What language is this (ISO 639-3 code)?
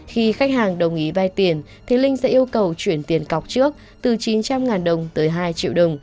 vie